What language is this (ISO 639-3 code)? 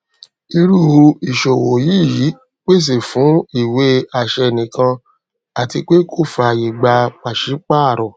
yor